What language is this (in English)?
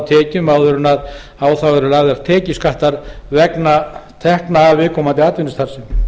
Icelandic